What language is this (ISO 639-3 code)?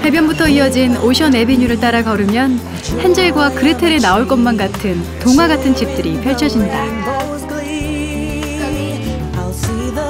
kor